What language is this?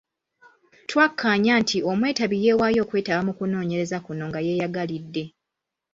Ganda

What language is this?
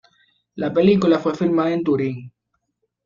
Spanish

